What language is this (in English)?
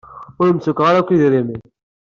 Kabyle